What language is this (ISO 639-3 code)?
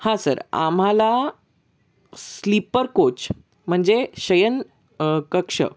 mar